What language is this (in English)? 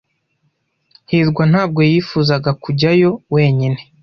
Kinyarwanda